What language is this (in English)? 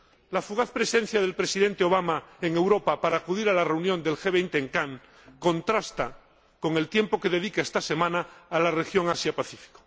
Spanish